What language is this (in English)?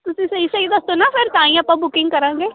Punjabi